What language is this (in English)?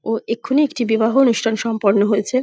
Bangla